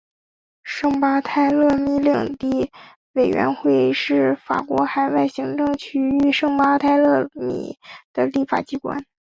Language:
Chinese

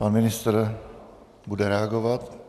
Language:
Czech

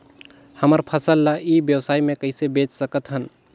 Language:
Chhattisgarhi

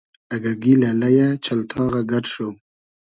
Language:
Hazaragi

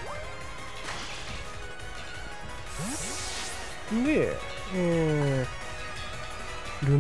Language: Japanese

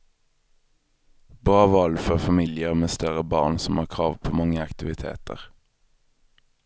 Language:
Swedish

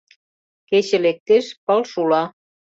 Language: Mari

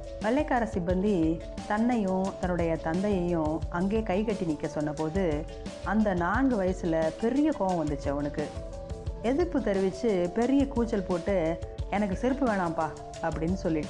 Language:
Tamil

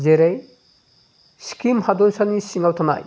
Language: Bodo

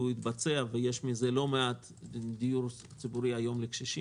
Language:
Hebrew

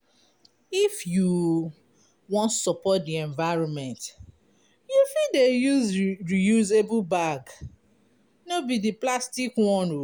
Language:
Nigerian Pidgin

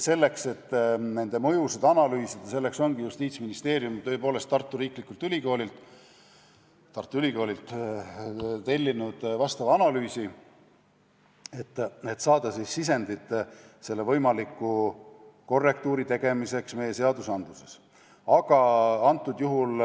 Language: Estonian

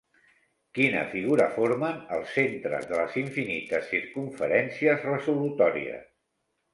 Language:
Catalan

